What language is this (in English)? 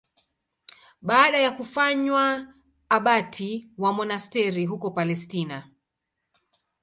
Swahili